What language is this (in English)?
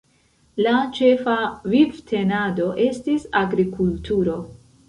Esperanto